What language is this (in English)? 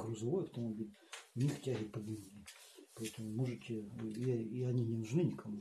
Russian